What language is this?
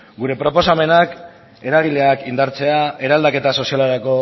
Basque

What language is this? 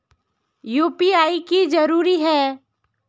Magahi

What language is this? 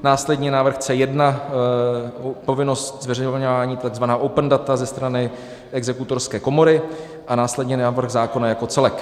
Czech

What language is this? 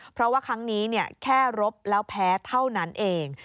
Thai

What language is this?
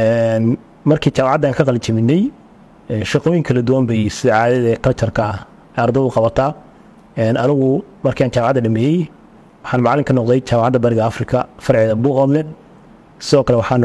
Arabic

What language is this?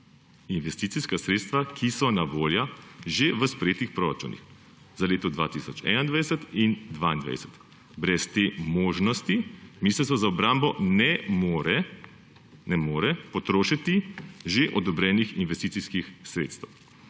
Slovenian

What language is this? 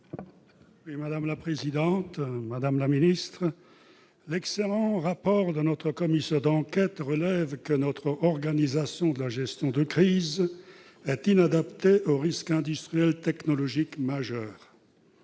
French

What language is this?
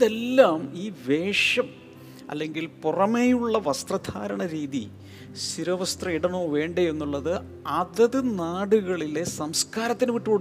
Malayalam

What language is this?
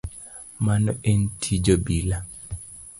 Luo (Kenya and Tanzania)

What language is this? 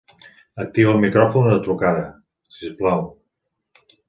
Catalan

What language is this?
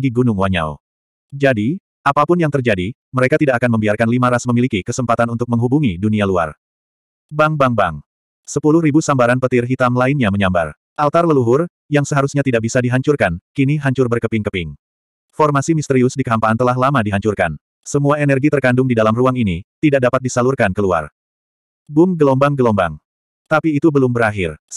Indonesian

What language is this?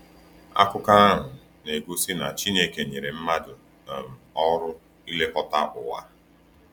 Igbo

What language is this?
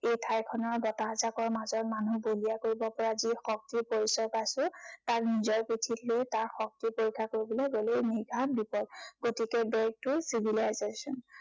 Assamese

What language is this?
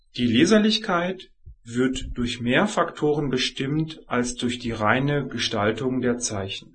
German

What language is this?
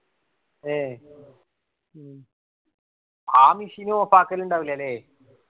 Malayalam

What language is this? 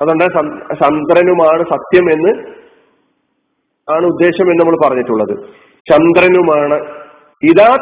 Malayalam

